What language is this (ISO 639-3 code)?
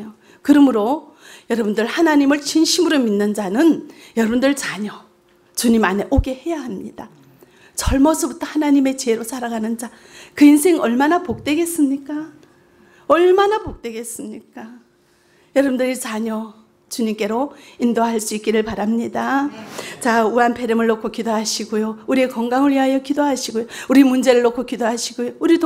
kor